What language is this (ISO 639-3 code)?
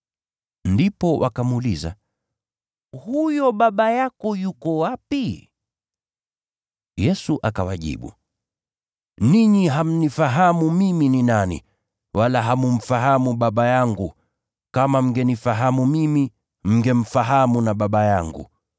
swa